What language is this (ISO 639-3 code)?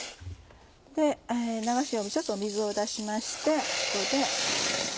jpn